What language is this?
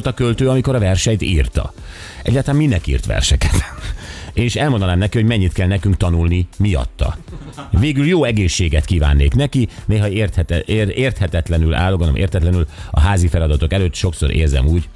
Hungarian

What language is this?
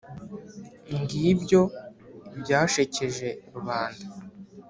Kinyarwanda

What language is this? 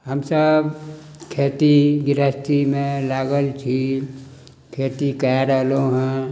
Maithili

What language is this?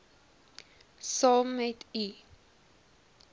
Afrikaans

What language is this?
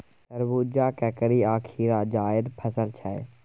Maithili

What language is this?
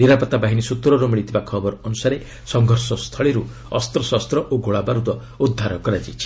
Odia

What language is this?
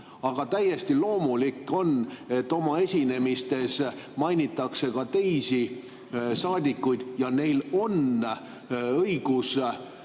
Estonian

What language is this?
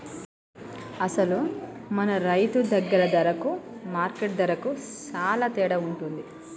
Telugu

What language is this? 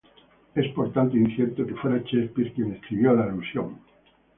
Spanish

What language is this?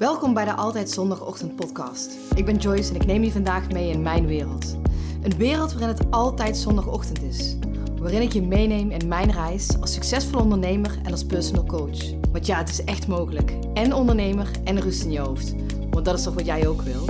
Dutch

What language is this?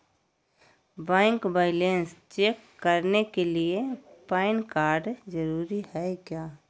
Magahi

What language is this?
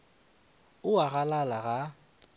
Northern Sotho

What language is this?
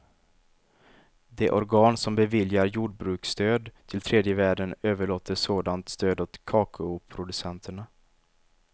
Swedish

